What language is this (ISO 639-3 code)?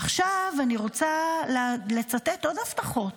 heb